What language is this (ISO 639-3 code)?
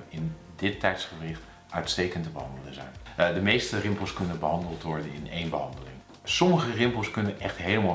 nld